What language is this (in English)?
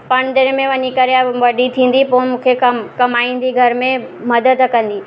Sindhi